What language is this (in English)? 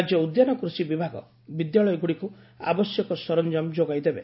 Odia